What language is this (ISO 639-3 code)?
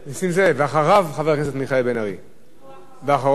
heb